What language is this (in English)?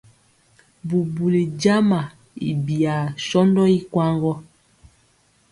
Mpiemo